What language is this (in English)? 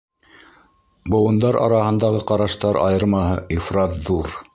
Bashkir